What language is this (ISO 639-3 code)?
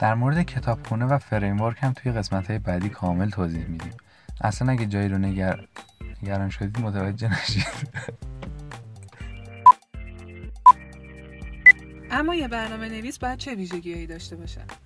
fas